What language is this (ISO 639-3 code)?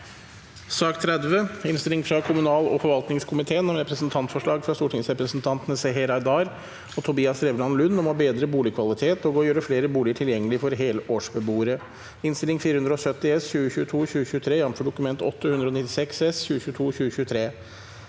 nor